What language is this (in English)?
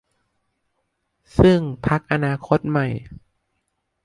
Thai